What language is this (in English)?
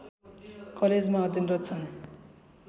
Nepali